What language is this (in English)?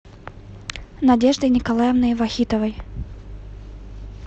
Russian